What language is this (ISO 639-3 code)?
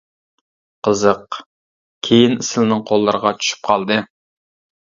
uig